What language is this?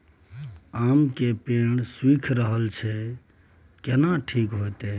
Maithili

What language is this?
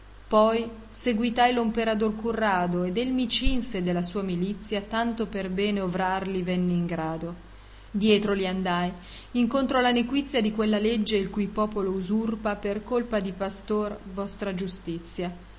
Italian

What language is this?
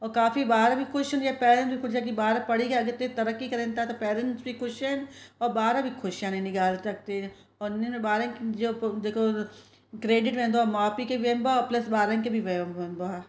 Sindhi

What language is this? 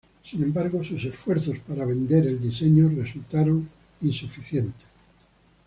Spanish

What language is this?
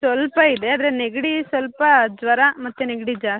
Kannada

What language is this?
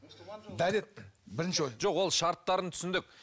Kazakh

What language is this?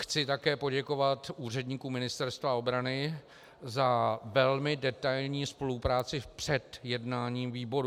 Czech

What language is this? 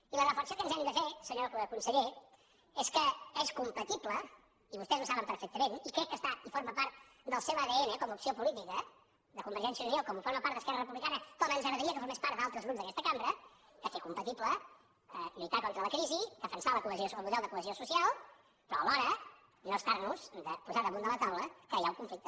Catalan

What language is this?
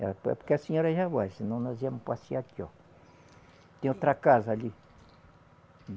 Portuguese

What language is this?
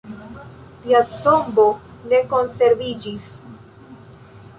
Esperanto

